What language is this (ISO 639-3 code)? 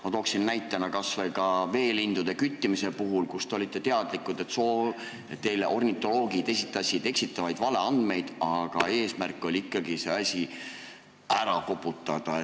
est